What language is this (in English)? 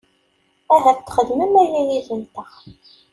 Kabyle